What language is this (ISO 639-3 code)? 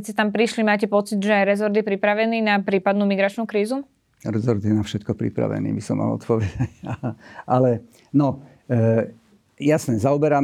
slk